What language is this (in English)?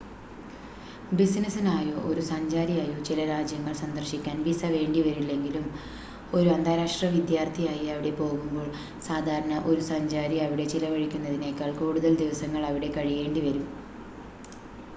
Malayalam